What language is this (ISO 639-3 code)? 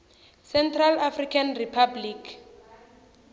tso